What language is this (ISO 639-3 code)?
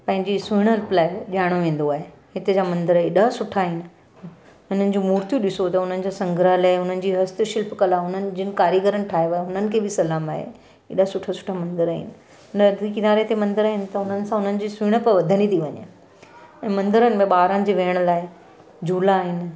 snd